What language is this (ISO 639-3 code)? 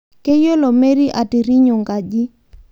mas